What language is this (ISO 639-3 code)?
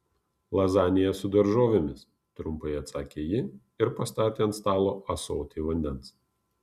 lit